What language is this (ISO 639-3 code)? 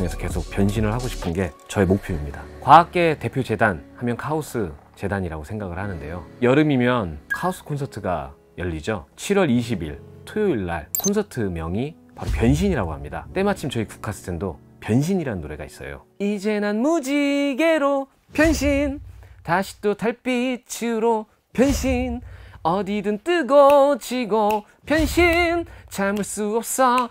kor